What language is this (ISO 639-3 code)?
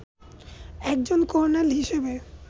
ben